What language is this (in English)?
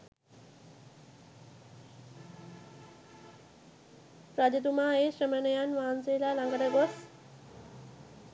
Sinhala